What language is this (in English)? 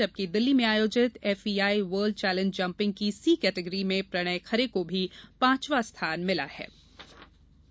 Hindi